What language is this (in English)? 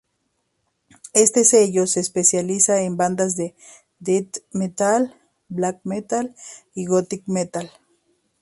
Spanish